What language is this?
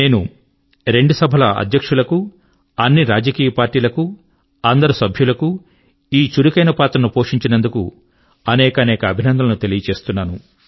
Telugu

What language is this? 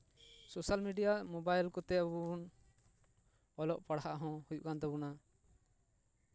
Santali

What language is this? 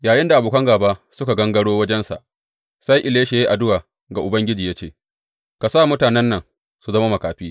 Hausa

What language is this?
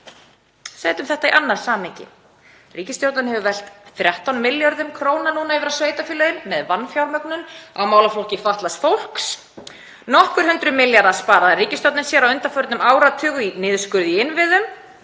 Icelandic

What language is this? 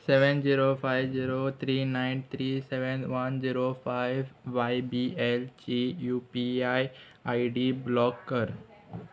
Konkani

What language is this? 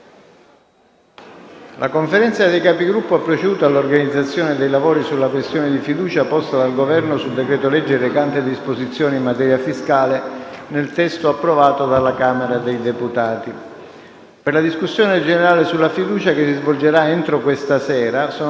Italian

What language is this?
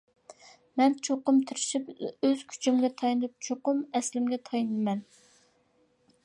Uyghur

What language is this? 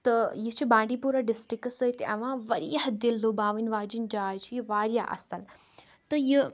Kashmiri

